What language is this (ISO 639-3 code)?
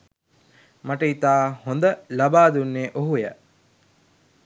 sin